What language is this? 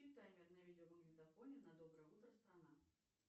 Russian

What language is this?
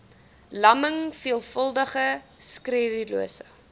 Afrikaans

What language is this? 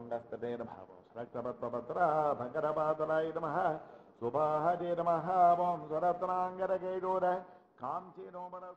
Arabic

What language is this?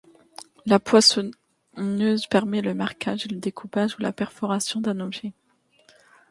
French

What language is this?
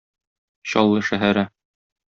Tatar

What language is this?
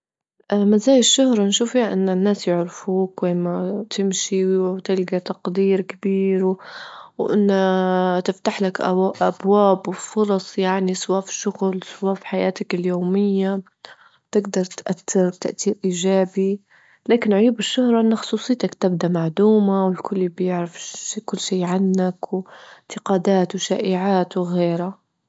Libyan Arabic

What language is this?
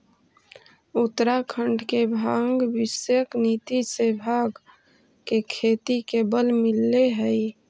Magahi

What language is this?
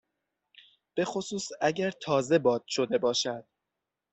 Persian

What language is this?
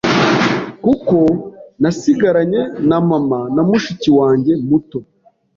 Kinyarwanda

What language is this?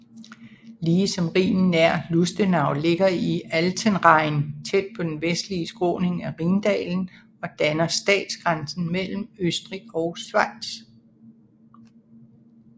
Danish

